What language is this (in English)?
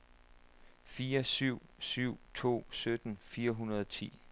Danish